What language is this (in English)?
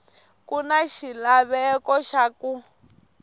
Tsonga